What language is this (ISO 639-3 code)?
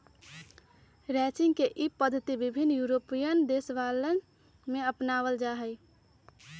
mag